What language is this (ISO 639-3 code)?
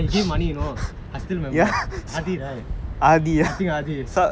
eng